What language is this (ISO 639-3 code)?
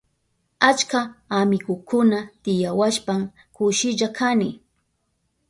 qup